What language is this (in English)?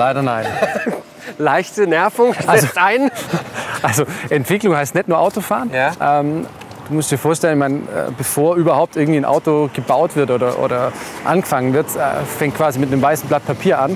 German